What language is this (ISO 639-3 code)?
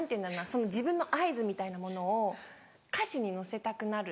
jpn